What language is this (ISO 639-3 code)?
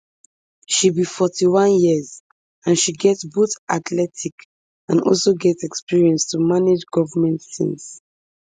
pcm